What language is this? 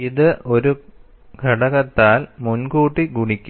Malayalam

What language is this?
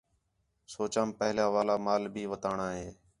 Khetrani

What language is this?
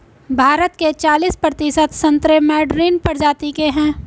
Hindi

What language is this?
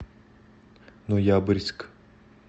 Russian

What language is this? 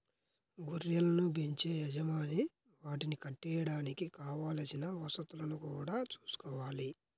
Telugu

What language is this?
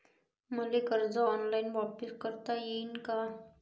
Marathi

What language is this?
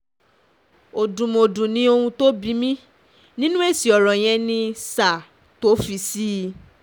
Yoruba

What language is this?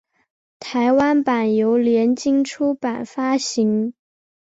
Chinese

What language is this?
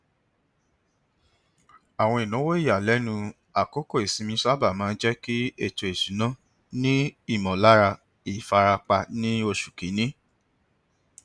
Yoruba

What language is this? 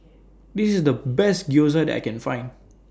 English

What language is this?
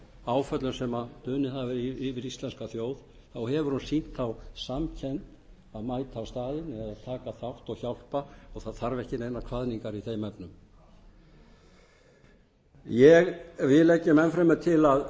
Icelandic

